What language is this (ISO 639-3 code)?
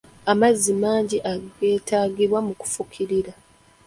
lug